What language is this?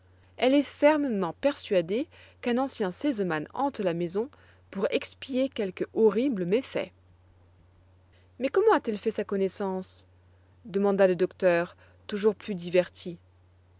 French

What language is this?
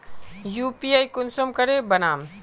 Magahi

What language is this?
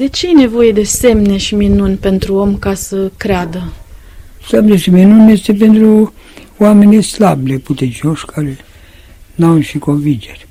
Romanian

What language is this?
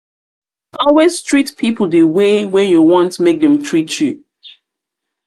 Nigerian Pidgin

